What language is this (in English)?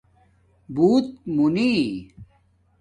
Domaaki